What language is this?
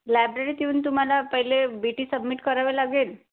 Marathi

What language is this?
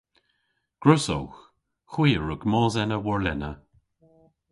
Cornish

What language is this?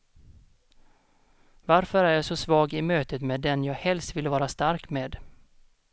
Swedish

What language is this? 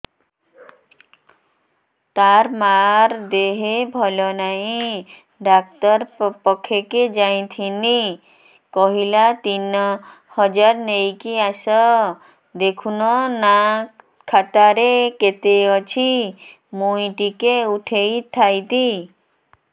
Odia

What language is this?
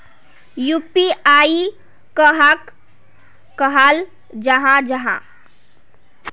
Magahi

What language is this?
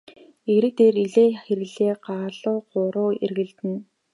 Mongolian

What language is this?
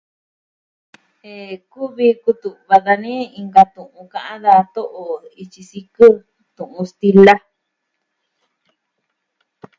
Southwestern Tlaxiaco Mixtec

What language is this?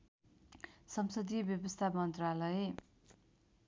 Nepali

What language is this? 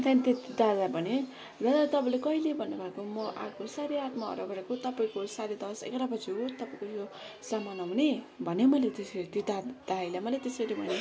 Nepali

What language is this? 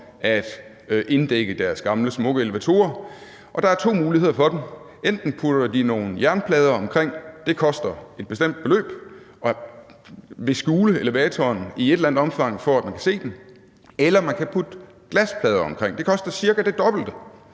Danish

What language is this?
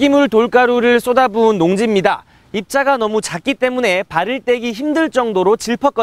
Korean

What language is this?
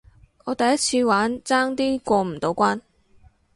Cantonese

